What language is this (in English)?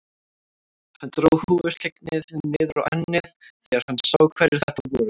Icelandic